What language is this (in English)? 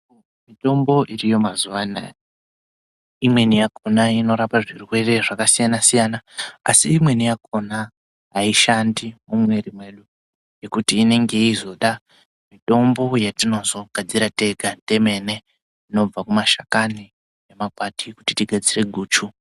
Ndau